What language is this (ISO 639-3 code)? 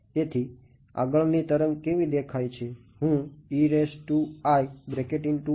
guj